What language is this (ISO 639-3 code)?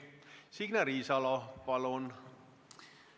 est